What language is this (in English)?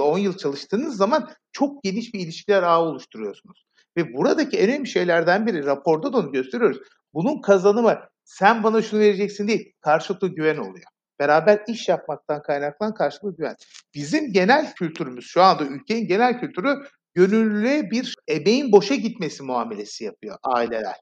Turkish